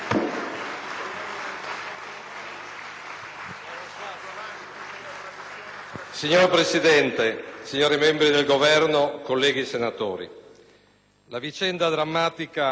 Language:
Italian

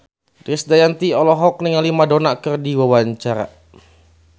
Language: Sundanese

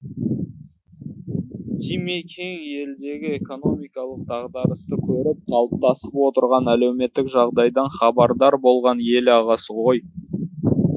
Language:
Kazakh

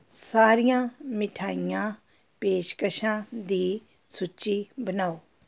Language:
Punjabi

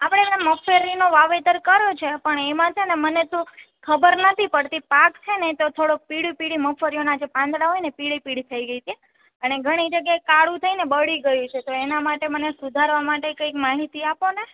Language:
Gujarati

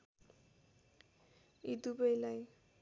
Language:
Nepali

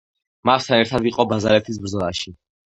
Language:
Georgian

